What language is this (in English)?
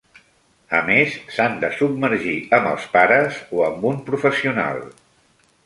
Catalan